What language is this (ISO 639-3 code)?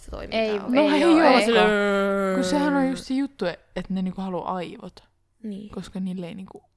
fin